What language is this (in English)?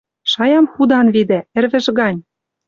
Western Mari